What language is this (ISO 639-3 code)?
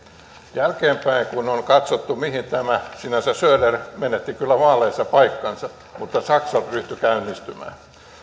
fin